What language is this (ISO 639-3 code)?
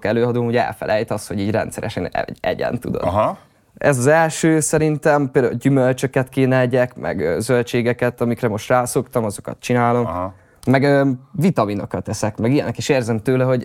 hun